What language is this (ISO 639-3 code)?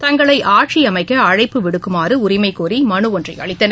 tam